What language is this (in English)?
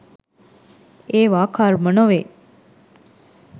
Sinhala